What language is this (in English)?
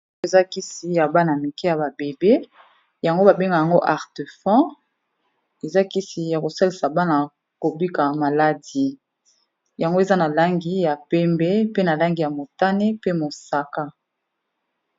Lingala